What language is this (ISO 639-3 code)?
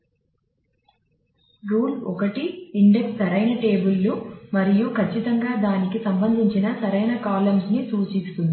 tel